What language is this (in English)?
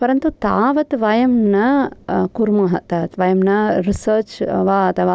Sanskrit